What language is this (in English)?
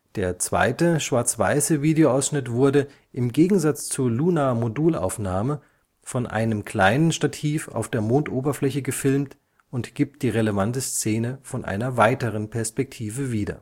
German